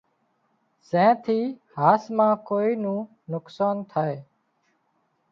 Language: Wadiyara Koli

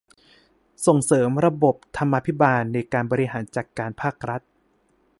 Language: Thai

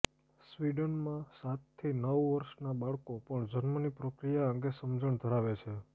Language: Gujarati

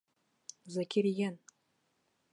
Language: Bashkir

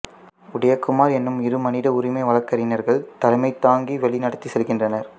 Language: Tamil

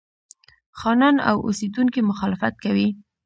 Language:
Pashto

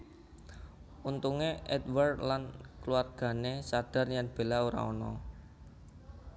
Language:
Javanese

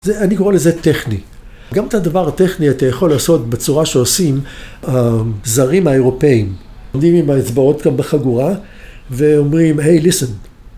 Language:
Hebrew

